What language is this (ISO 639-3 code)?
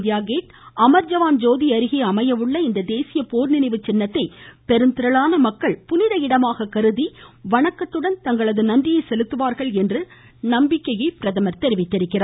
tam